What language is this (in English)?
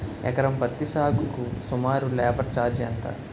Telugu